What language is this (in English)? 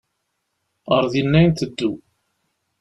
Kabyle